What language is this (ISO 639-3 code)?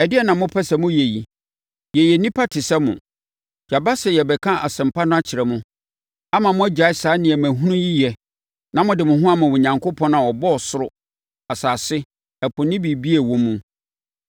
aka